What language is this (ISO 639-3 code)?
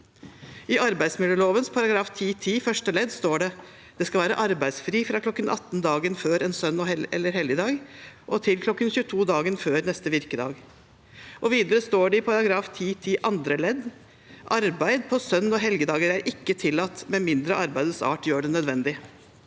nor